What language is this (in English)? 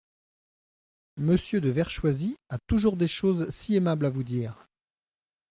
French